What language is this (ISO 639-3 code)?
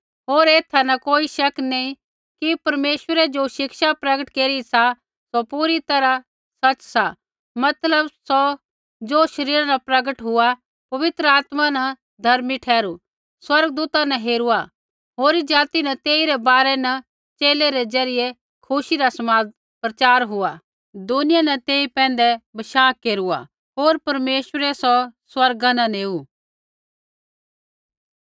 kfx